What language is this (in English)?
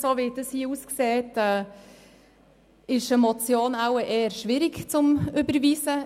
Swiss German